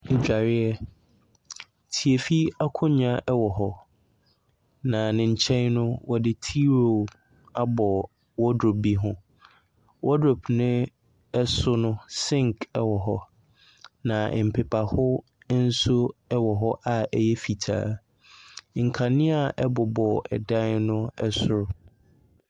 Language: Akan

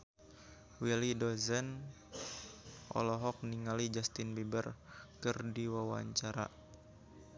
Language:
Sundanese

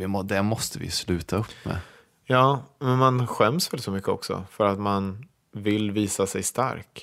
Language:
Swedish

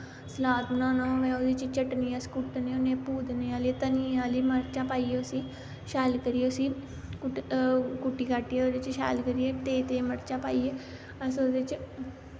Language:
Dogri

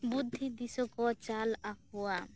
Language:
Santali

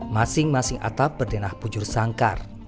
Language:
Indonesian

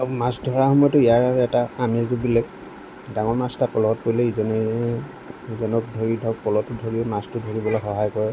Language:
Assamese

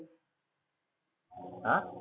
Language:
Marathi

